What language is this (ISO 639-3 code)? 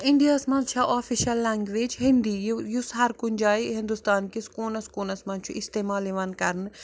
kas